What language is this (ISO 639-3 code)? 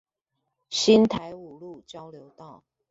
zho